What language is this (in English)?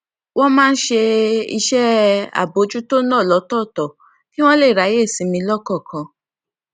Yoruba